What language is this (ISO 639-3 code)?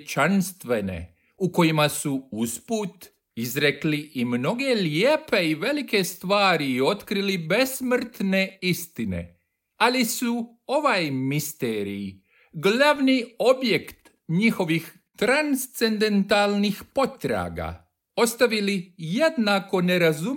hrv